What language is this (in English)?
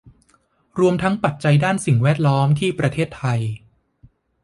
Thai